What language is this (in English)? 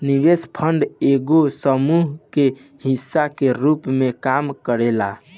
Bhojpuri